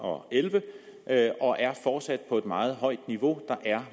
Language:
Danish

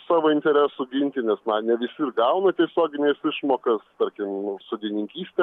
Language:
Lithuanian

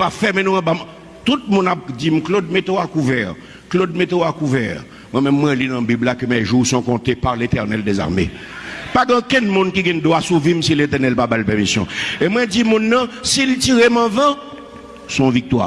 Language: French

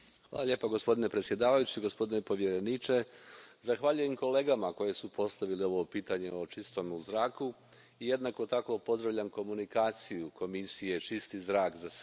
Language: Croatian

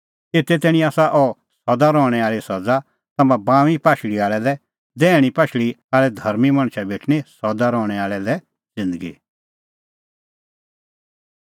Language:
Kullu Pahari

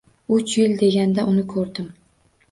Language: Uzbek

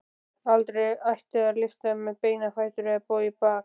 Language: Icelandic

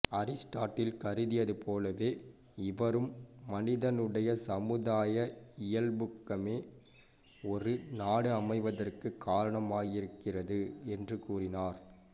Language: Tamil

